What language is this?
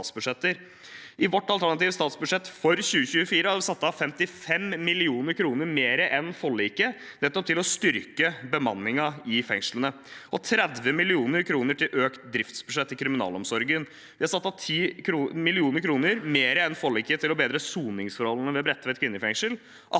Norwegian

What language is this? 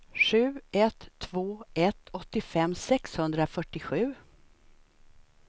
Swedish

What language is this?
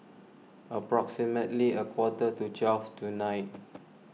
English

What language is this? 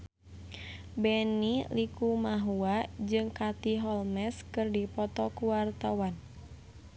Sundanese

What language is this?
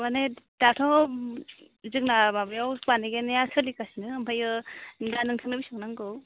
Bodo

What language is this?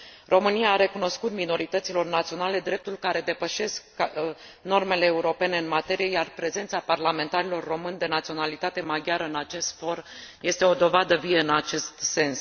Romanian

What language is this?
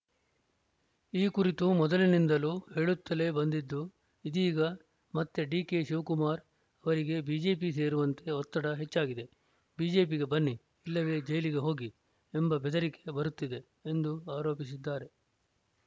Kannada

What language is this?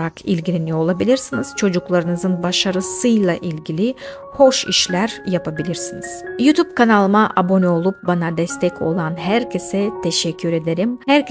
Turkish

